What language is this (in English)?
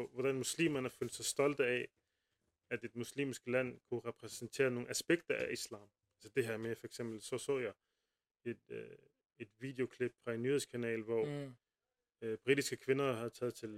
Danish